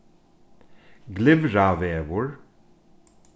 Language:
Faroese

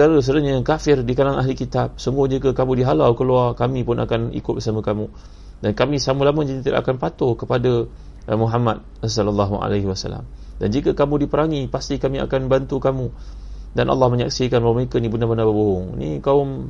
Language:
Malay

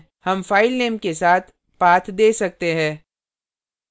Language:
Hindi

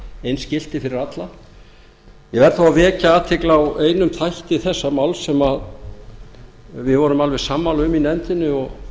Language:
Icelandic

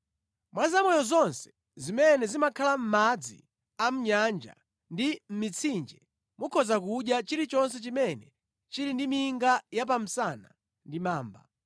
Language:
Nyanja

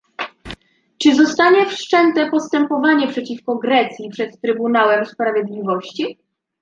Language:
Polish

